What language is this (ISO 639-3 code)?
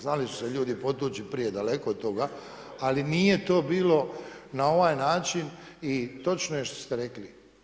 hrv